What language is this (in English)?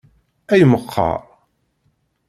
Kabyle